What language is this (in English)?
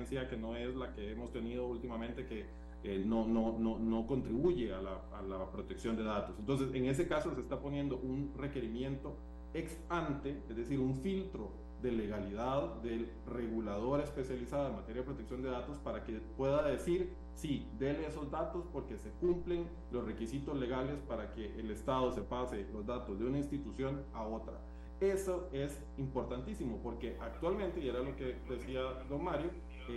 Spanish